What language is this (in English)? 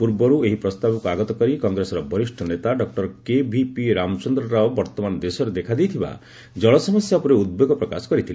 Odia